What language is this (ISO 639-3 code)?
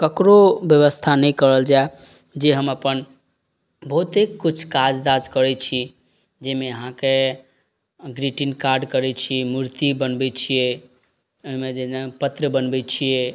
mai